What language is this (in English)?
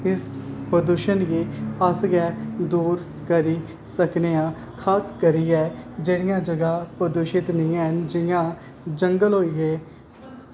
Dogri